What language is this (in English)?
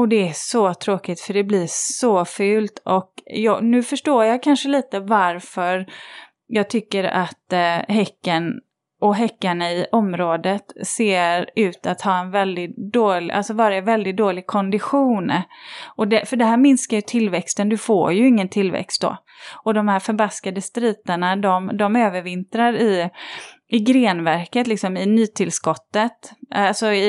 Swedish